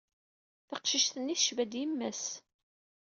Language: Kabyle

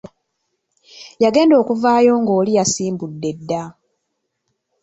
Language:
Ganda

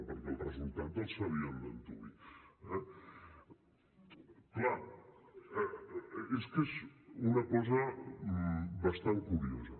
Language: Catalan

